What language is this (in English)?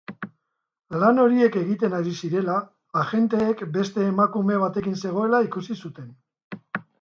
Basque